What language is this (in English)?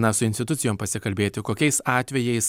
Lithuanian